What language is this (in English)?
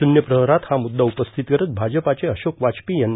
Marathi